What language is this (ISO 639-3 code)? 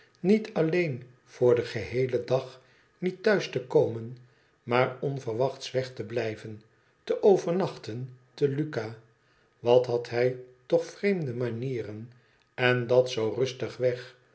nld